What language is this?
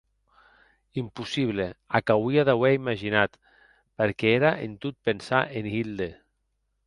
Occitan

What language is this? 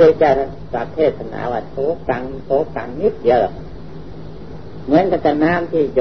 Thai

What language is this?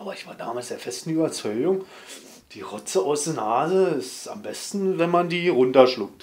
German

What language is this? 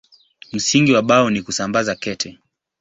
Swahili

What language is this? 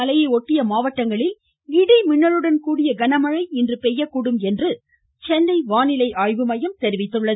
Tamil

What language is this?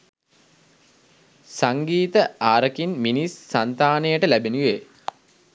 Sinhala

